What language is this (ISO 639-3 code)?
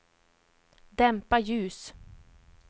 swe